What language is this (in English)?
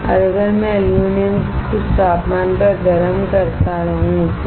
Hindi